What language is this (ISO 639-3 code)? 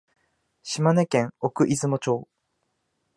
jpn